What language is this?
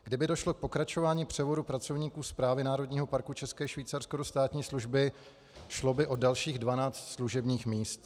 Czech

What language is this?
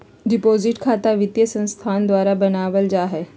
Magahi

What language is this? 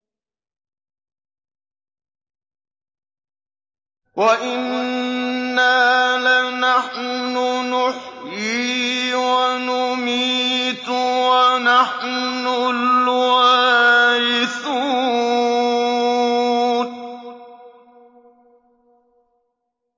Arabic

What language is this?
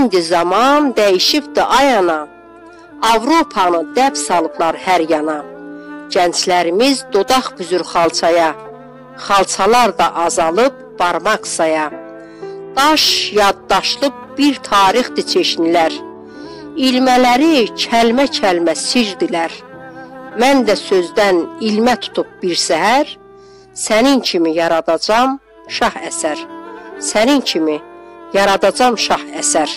Turkish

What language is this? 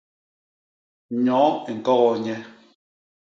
Basaa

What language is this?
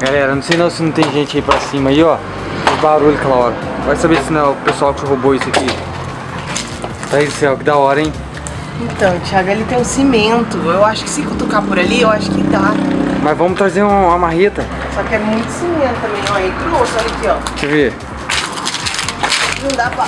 Portuguese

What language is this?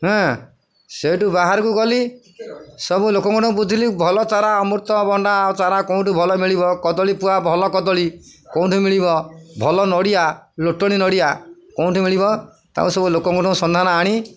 Odia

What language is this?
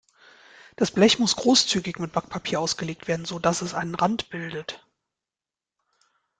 German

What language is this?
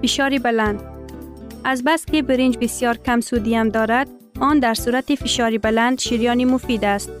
Persian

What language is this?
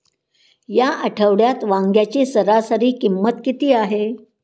Marathi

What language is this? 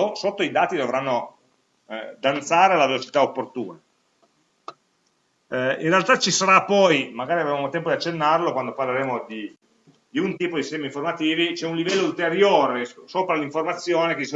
Italian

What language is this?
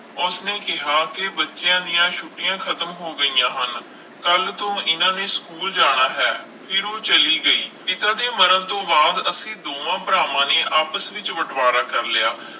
Punjabi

